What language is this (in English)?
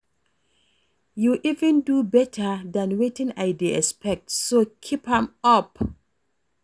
Nigerian Pidgin